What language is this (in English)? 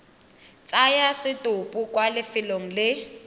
Tswana